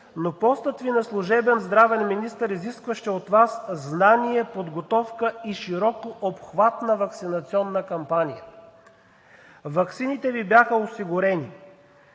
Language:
Bulgarian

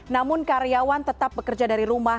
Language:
Indonesian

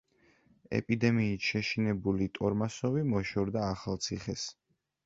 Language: Georgian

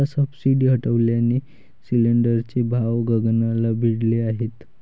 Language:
Marathi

